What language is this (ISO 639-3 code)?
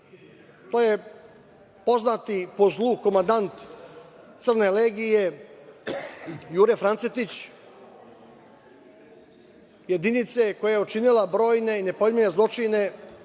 srp